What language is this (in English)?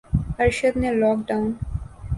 Urdu